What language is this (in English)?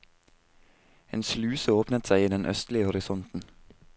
Norwegian